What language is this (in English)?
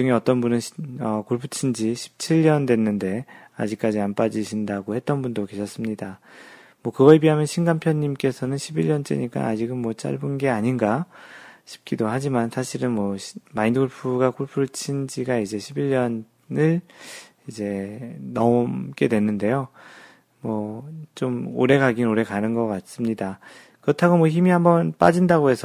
Korean